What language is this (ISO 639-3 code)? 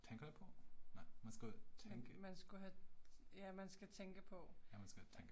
dan